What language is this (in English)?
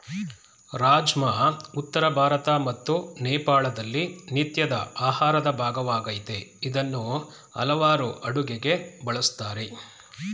Kannada